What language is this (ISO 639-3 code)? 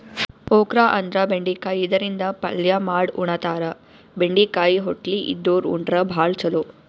kan